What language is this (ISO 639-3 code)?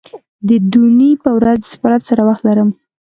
pus